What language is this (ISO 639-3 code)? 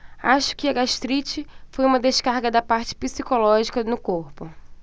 por